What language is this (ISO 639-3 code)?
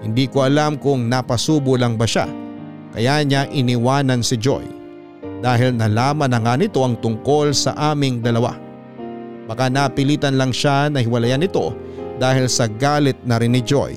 fil